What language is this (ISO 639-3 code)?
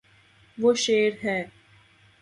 urd